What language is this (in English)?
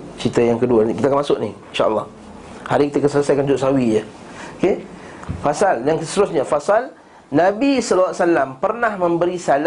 Malay